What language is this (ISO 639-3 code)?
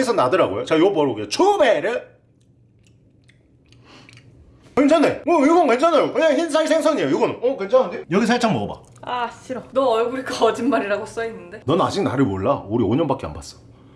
kor